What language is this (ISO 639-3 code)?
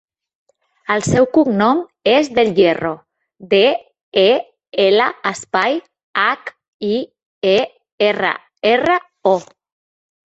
cat